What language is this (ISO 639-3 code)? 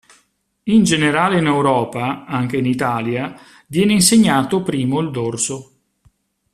ita